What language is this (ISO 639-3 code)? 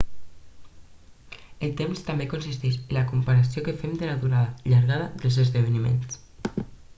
cat